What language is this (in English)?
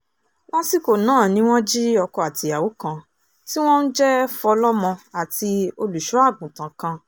Yoruba